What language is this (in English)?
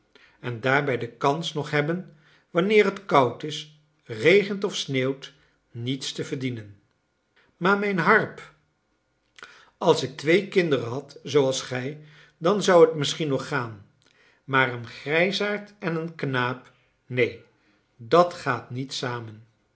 Dutch